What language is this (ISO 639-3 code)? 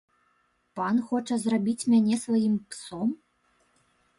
bel